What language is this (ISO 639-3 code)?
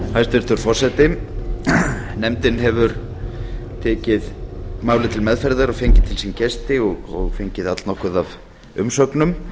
isl